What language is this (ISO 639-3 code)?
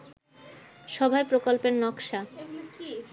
ben